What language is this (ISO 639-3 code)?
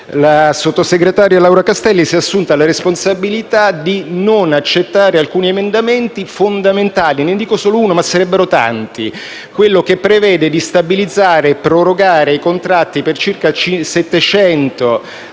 ita